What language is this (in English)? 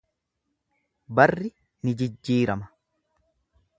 Oromo